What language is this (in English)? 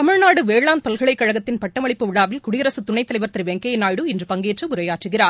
Tamil